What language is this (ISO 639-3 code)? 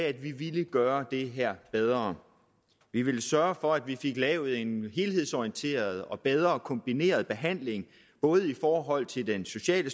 dan